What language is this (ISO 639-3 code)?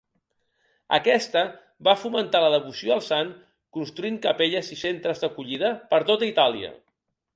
cat